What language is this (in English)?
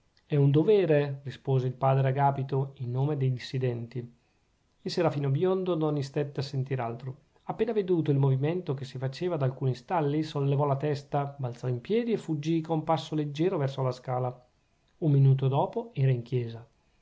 Italian